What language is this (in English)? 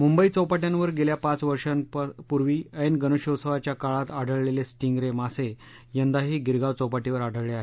Marathi